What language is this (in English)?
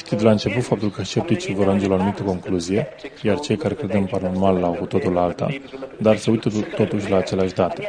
Romanian